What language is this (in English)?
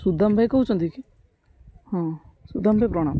Odia